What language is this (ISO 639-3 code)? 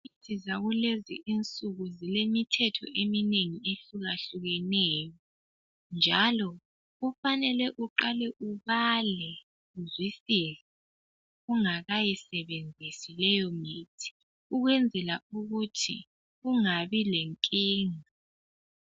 nde